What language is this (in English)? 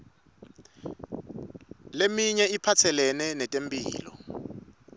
Swati